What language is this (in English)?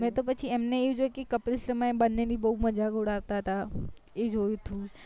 Gujarati